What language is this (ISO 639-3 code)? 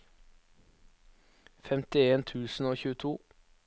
nor